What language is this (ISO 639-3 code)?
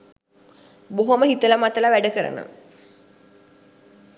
sin